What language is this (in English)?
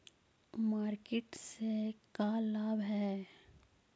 Magahi